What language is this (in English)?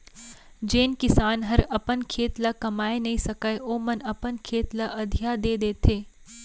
Chhattisgarhi